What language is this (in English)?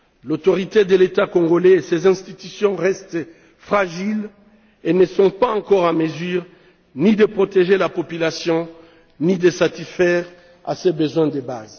French